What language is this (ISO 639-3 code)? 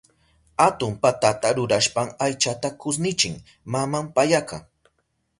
qup